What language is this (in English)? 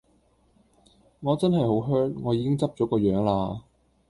Cantonese